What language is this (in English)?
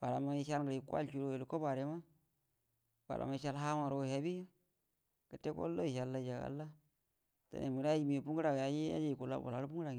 Buduma